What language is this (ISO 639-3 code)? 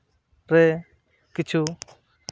sat